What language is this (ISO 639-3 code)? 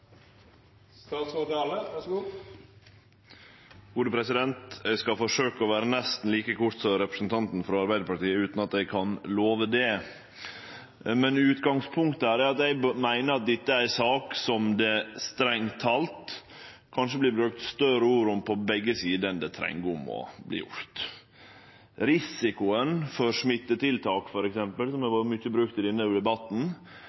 nno